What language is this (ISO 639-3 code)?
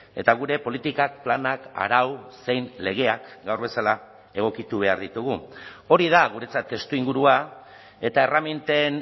eus